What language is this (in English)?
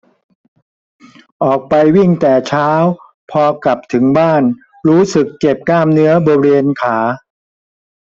Thai